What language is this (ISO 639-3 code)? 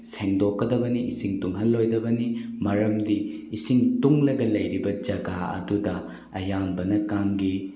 mni